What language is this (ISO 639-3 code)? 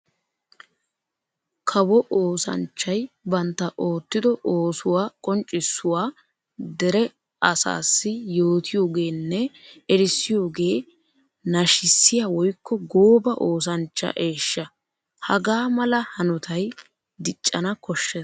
wal